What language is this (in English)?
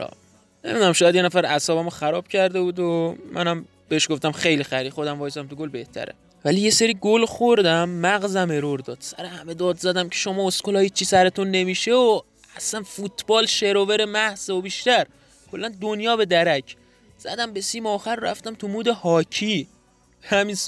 Persian